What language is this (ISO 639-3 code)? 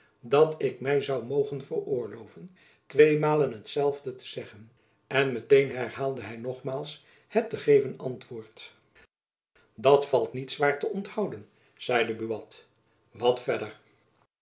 nld